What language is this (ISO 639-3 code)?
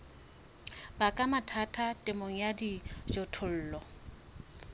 sot